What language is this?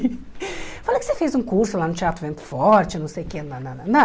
Portuguese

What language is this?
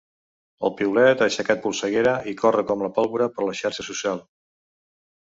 Catalan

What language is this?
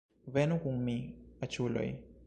Esperanto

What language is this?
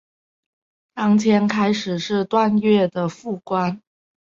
Chinese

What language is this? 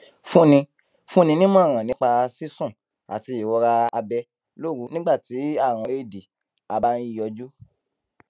Yoruba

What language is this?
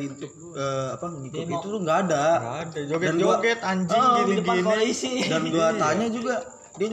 Indonesian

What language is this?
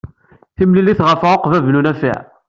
Kabyle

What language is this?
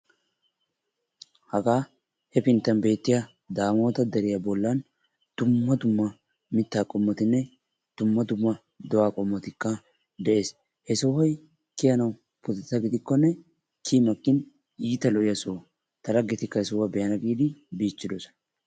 Wolaytta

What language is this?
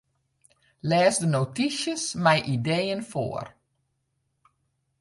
Western Frisian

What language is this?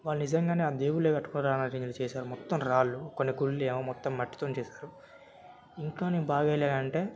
Telugu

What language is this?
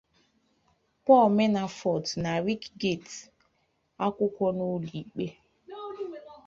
Igbo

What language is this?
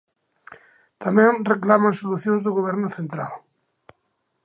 Galician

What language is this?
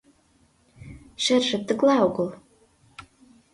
Mari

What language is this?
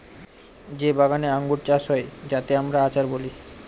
Bangla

